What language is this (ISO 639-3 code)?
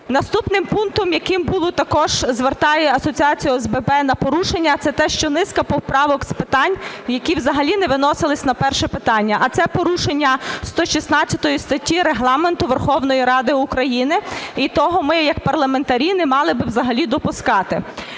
ukr